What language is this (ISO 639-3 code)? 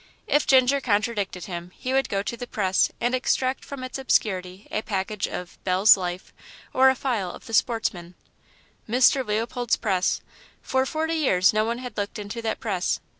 eng